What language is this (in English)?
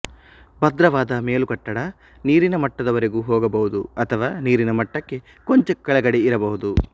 Kannada